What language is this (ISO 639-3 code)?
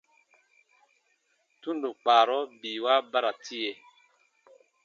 bba